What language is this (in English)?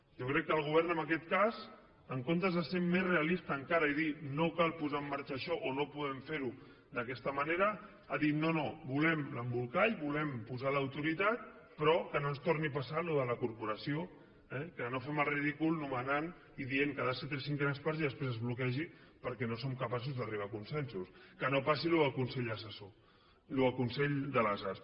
Catalan